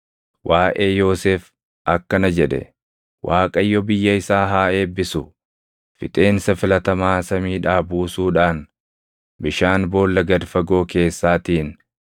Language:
Oromo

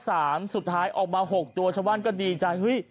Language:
Thai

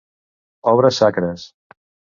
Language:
Catalan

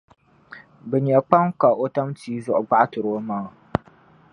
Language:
Dagbani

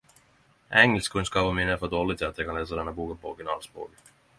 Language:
Norwegian Nynorsk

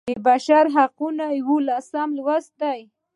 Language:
Pashto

